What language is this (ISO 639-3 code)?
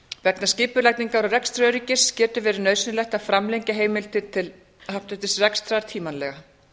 isl